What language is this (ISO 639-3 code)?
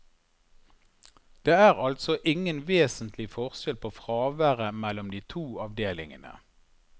nor